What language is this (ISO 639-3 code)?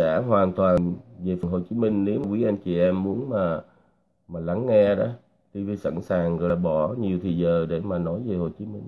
vie